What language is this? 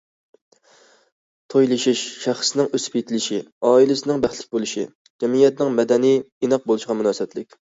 Uyghur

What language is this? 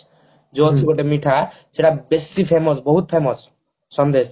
Odia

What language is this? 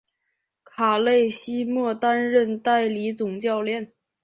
Chinese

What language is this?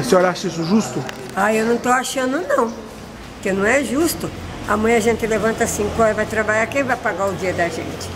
Portuguese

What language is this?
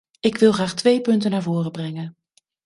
Dutch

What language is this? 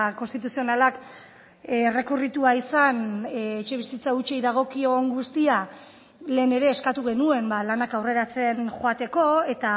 Basque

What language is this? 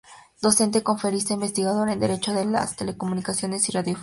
Spanish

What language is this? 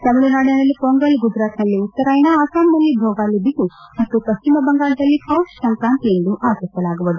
Kannada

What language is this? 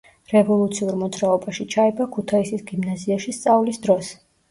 Georgian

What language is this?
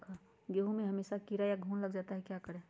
Magahi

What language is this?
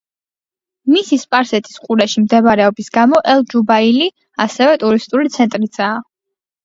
Georgian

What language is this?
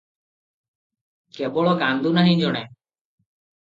Odia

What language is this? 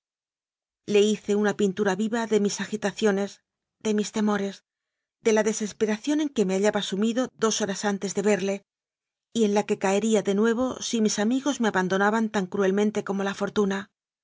Spanish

